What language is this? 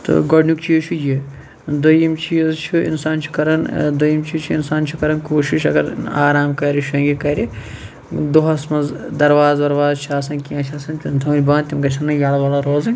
Kashmiri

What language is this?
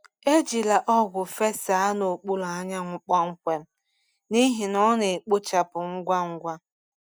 Igbo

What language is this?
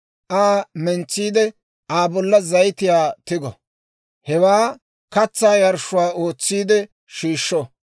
Dawro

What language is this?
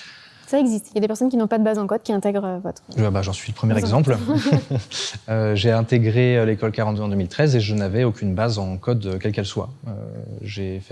French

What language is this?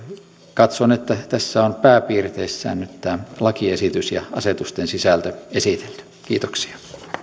Finnish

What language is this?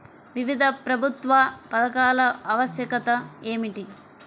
Telugu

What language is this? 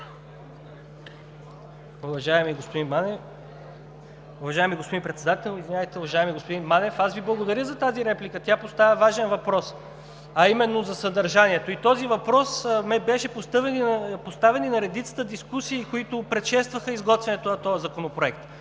Bulgarian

